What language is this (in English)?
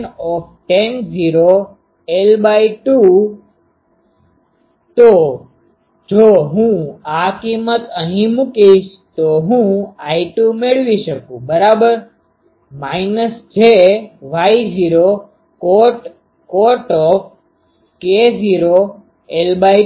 Gujarati